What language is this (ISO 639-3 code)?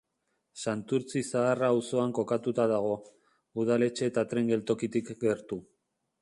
eus